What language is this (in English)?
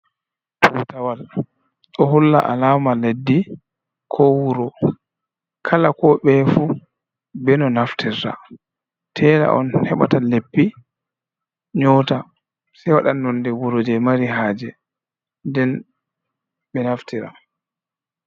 Fula